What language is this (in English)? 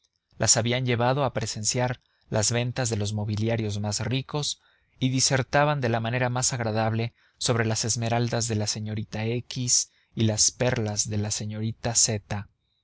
Spanish